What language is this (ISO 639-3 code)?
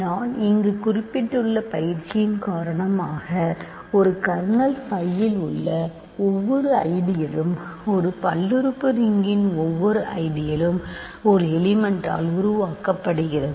tam